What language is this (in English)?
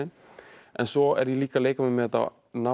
Icelandic